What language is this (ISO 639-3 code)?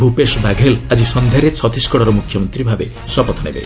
ori